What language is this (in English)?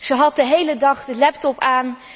Dutch